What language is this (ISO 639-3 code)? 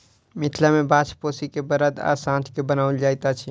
mai